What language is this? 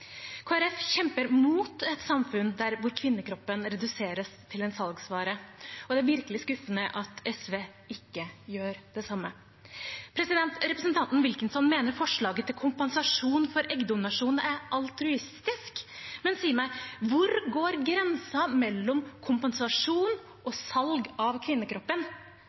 Norwegian Bokmål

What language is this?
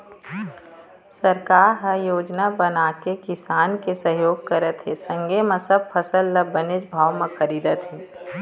Chhattisgarhi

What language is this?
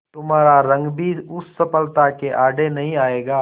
Hindi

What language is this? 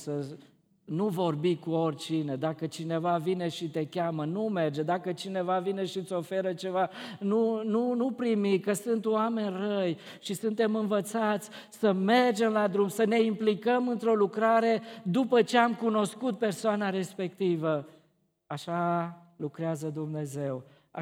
Romanian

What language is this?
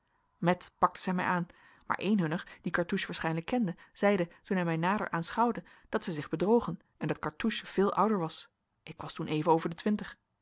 Dutch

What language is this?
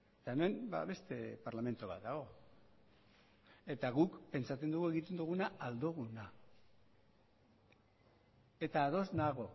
Basque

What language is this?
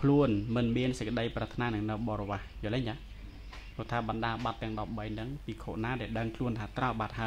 Thai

